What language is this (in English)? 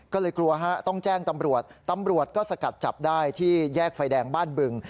Thai